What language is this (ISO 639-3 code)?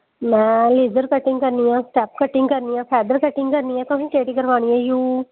doi